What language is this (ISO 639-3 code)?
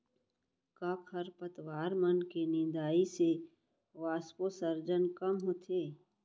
hne